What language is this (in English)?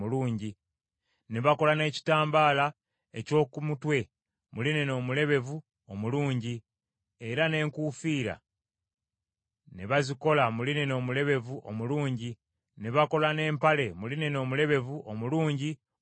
Ganda